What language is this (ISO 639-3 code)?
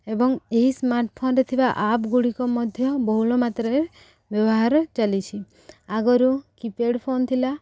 ori